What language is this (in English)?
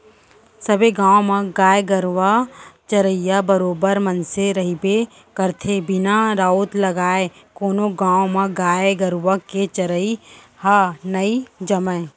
Chhattisgarhi